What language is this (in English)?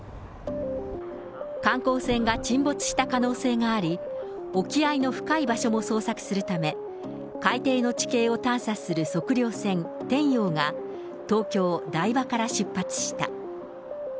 Japanese